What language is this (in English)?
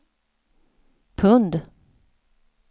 Swedish